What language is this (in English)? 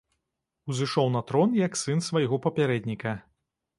Belarusian